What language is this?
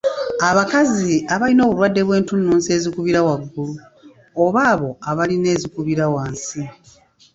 Ganda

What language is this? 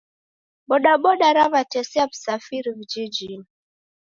Taita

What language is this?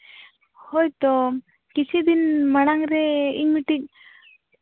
Santali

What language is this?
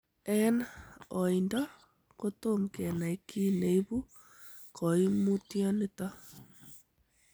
Kalenjin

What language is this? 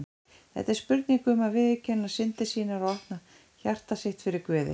Icelandic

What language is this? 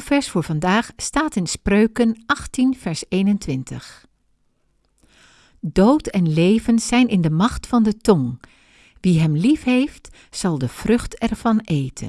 Dutch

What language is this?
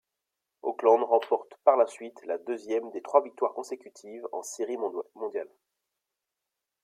French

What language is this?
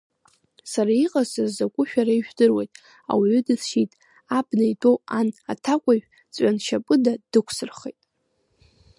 Abkhazian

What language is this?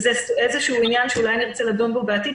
Hebrew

